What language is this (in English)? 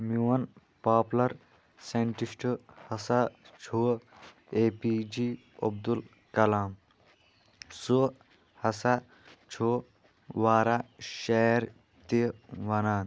Kashmiri